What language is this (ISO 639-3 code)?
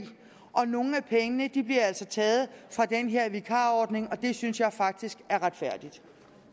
dan